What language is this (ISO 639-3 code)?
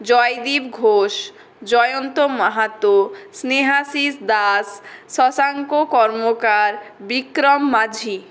ben